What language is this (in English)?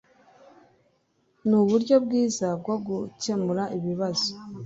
Kinyarwanda